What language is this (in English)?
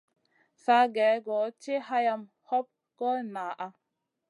Masana